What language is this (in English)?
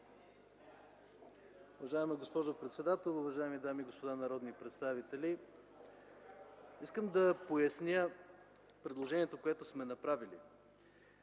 Bulgarian